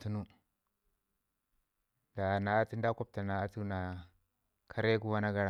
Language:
Ngizim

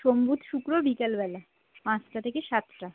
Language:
Bangla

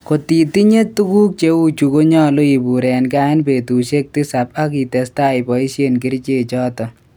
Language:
Kalenjin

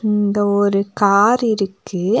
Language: Tamil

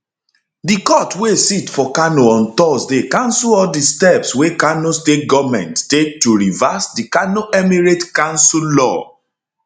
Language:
Nigerian Pidgin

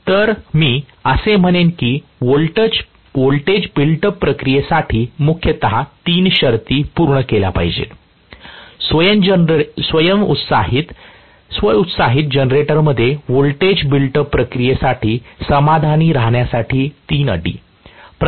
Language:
Marathi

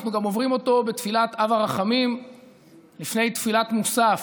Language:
Hebrew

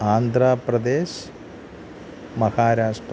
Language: Malayalam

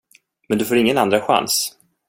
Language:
Swedish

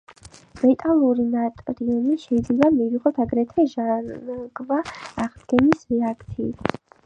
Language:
Georgian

